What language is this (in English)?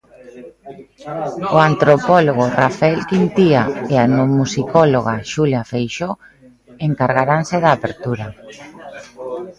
Galician